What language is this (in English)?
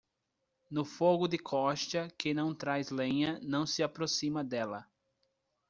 Portuguese